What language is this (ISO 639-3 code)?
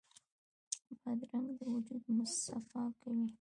pus